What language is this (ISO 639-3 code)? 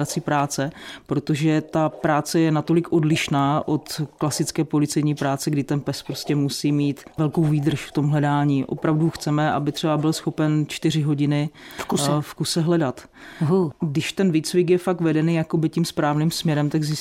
ces